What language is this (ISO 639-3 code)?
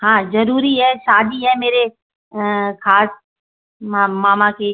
hin